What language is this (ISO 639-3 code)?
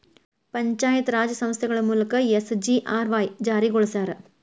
kan